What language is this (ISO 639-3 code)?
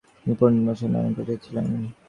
ben